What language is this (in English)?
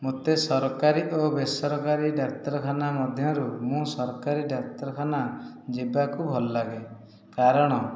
Odia